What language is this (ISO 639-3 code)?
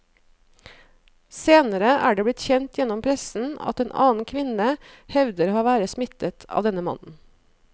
nor